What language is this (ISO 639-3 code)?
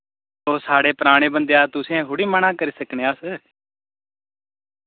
doi